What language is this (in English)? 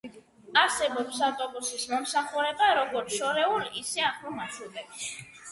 Georgian